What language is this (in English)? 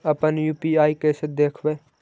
Magahi